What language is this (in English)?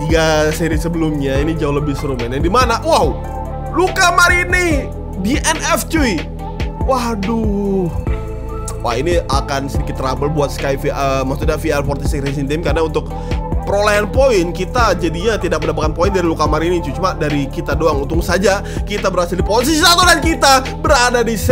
Indonesian